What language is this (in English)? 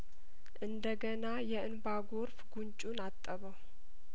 Amharic